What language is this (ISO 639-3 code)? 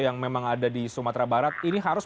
ind